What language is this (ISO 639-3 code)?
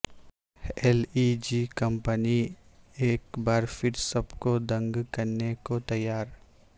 urd